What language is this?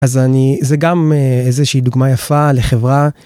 Hebrew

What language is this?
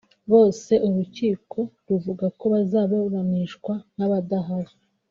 Kinyarwanda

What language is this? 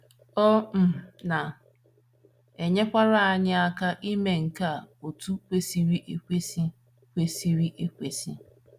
Igbo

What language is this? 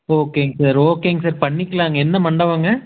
Tamil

